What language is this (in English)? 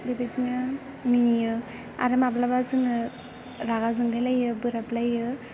Bodo